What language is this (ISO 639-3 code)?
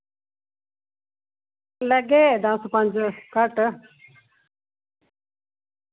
doi